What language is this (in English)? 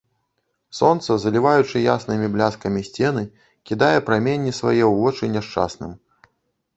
Belarusian